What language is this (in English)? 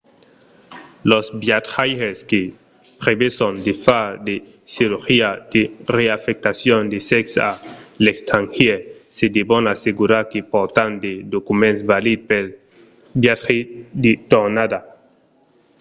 Occitan